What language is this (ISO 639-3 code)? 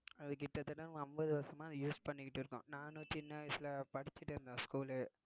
tam